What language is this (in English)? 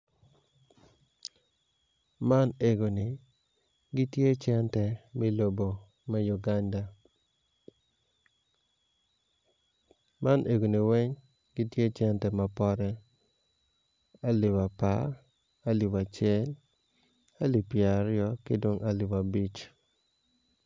Acoli